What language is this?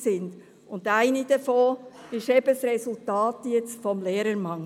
Swiss German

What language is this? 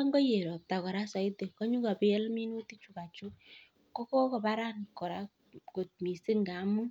Kalenjin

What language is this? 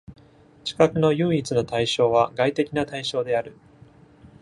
Japanese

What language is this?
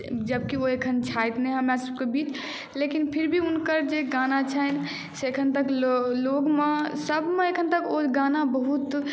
Maithili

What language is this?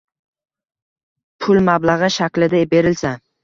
Uzbek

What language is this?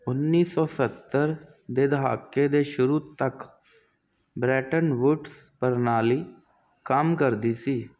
Punjabi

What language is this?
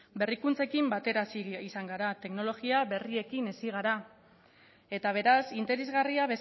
Basque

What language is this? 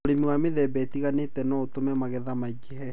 Kikuyu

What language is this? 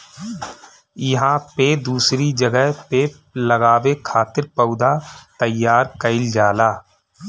Bhojpuri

